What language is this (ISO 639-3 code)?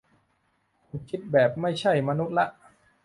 tha